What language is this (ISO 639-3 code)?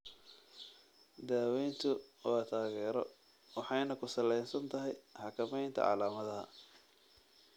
som